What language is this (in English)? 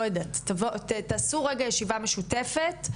Hebrew